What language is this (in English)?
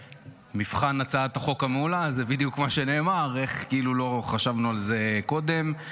Hebrew